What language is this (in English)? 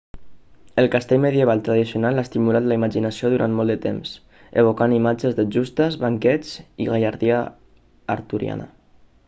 Catalan